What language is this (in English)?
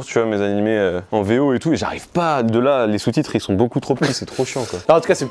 French